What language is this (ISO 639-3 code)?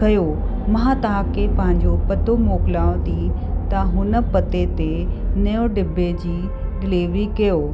snd